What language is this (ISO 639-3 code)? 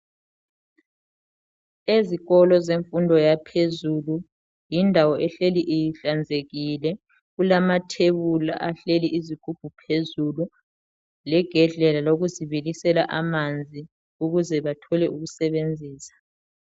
nde